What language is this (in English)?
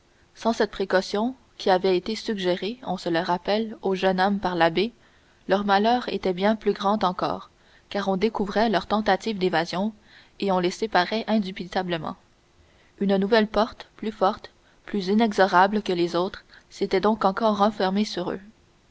French